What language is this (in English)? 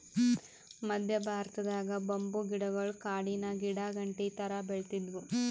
Kannada